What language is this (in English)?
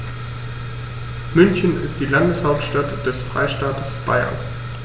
German